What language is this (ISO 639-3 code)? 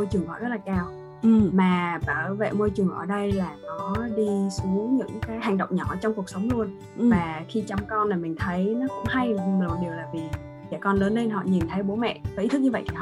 vie